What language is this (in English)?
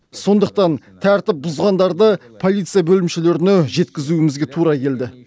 Kazakh